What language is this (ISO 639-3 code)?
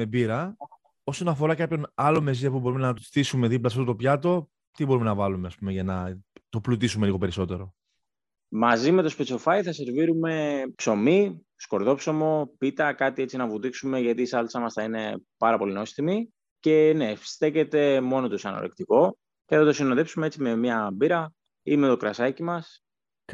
ell